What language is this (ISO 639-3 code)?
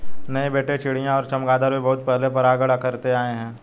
hin